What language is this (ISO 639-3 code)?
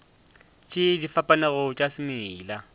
nso